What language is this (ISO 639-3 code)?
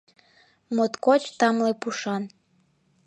chm